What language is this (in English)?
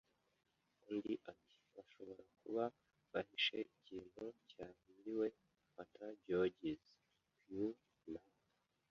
Kinyarwanda